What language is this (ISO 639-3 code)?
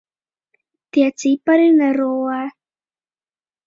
lav